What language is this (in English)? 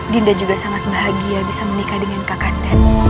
Indonesian